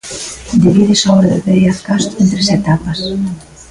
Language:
Galician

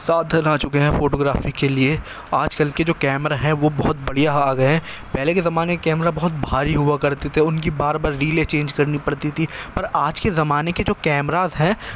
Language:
Urdu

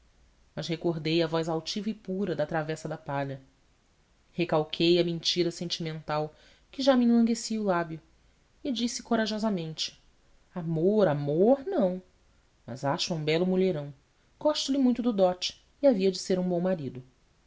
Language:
Portuguese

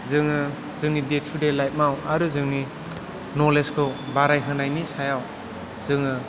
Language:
Bodo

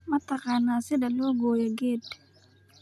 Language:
Somali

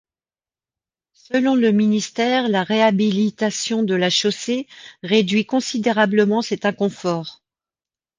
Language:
French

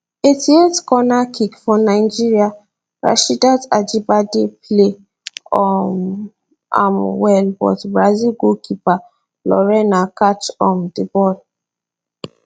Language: Nigerian Pidgin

